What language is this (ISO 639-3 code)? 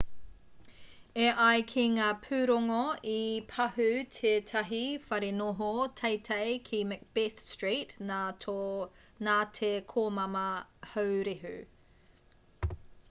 mri